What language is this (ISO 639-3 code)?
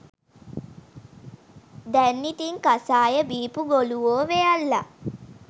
sin